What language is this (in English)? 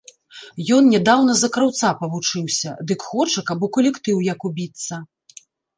Belarusian